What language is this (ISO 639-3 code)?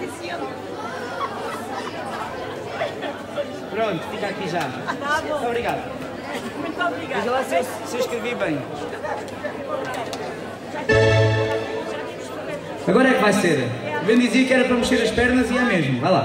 por